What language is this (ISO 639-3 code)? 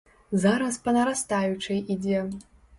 bel